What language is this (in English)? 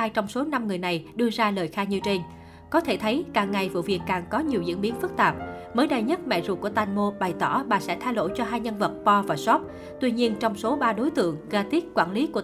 Vietnamese